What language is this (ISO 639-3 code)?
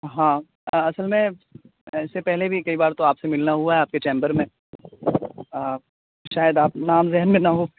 urd